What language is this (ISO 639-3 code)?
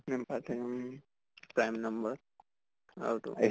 asm